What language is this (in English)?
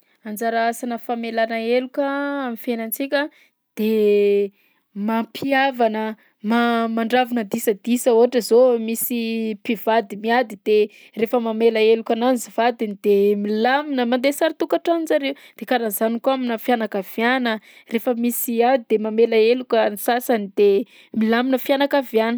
Southern Betsimisaraka Malagasy